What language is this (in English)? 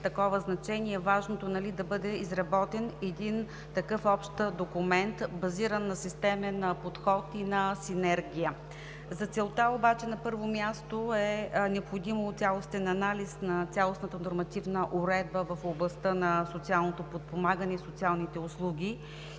Bulgarian